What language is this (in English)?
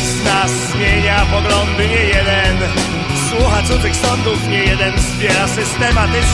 Polish